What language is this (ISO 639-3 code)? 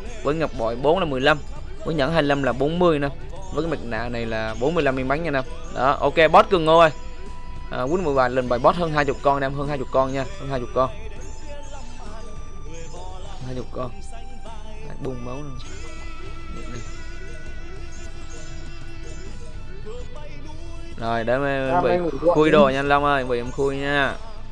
vie